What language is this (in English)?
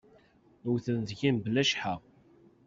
Kabyle